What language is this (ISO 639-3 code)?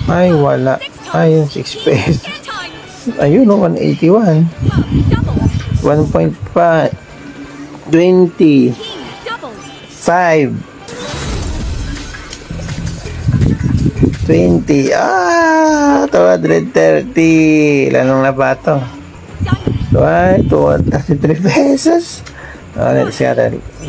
fil